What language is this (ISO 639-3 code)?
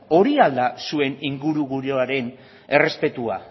eus